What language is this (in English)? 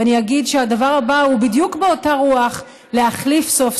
Hebrew